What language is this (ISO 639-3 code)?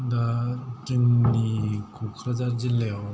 brx